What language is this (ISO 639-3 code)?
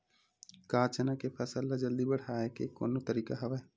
hne